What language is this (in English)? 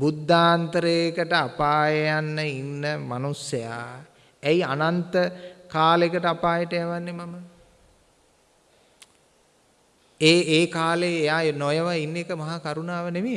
Indonesian